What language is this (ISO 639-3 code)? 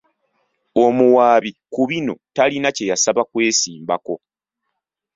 lug